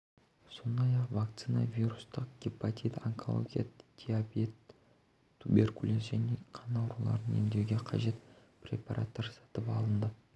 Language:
Kazakh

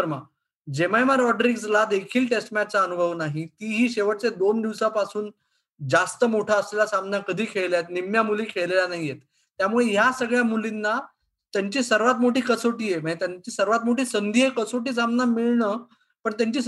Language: Marathi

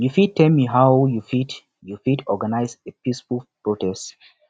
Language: Nigerian Pidgin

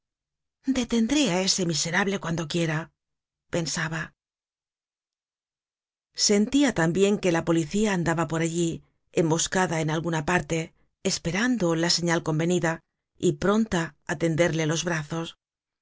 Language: Spanish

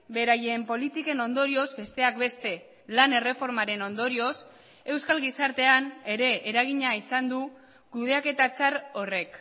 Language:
Basque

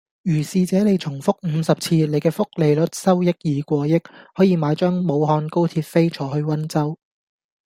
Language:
Cantonese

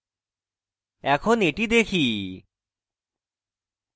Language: Bangla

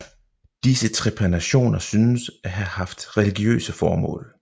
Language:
Danish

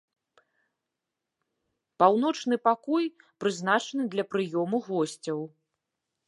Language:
Belarusian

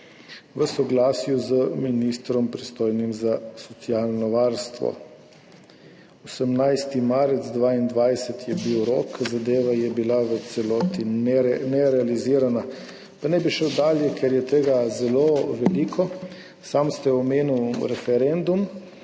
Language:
Slovenian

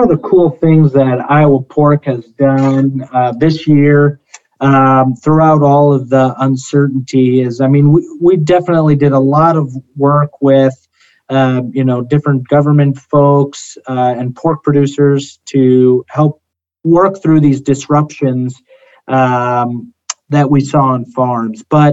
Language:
English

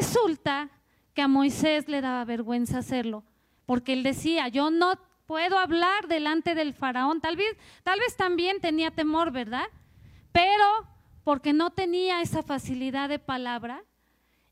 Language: Spanish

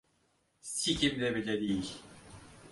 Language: Turkish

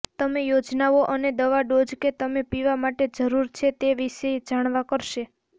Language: Gujarati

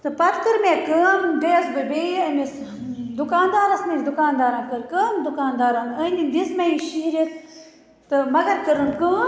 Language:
Kashmiri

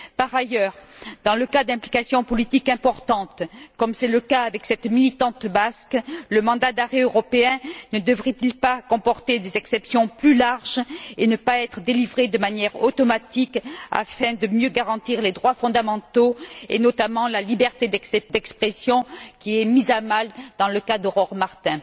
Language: French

